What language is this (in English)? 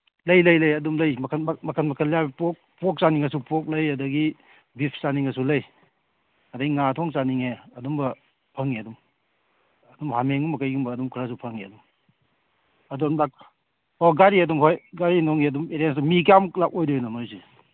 Manipuri